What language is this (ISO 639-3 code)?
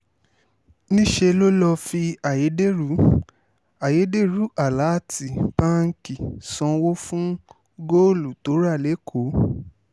yor